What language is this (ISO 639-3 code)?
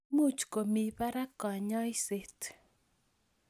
kln